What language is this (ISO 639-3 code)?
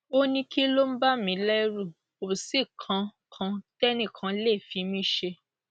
yor